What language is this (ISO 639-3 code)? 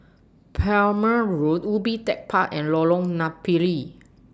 eng